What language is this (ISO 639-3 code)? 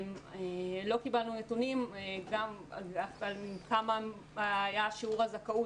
heb